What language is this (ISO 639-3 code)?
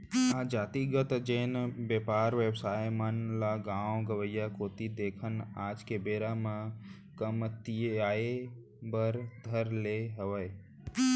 hne